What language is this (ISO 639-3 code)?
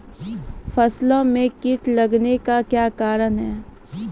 mai